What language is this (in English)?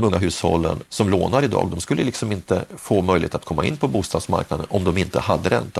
Swedish